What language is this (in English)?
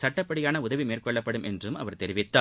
Tamil